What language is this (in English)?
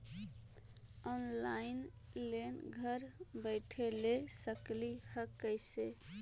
Magahi